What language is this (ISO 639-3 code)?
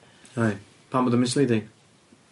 cym